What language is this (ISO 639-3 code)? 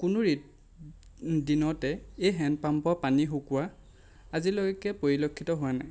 asm